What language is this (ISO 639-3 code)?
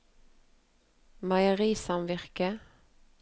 nor